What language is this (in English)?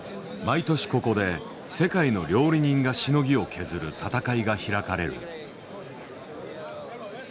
Japanese